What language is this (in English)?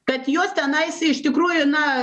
Lithuanian